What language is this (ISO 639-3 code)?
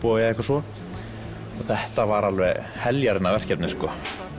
isl